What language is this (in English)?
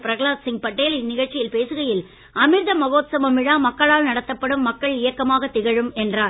Tamil